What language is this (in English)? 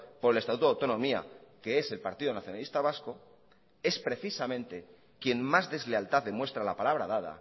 Spanish